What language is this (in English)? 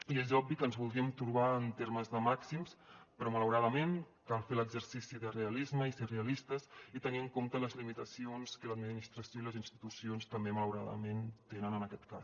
Catalan